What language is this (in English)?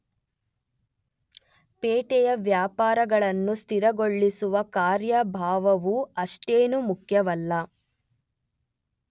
Kannada